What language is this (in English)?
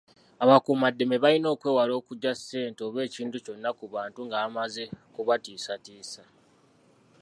Ganda